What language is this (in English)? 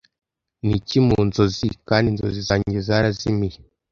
Kinyarwanda